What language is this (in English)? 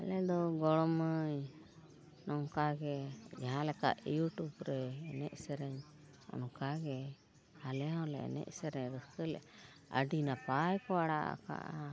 Santali